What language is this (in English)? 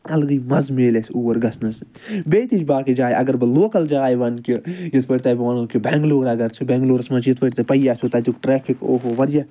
Kashmiri